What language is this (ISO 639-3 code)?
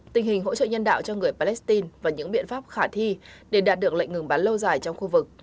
vie